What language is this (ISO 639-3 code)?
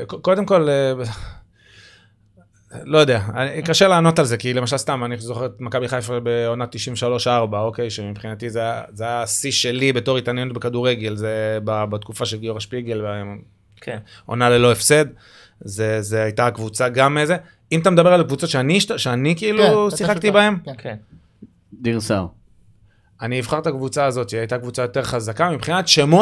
heb